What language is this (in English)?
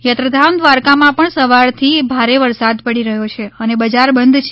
Gujarati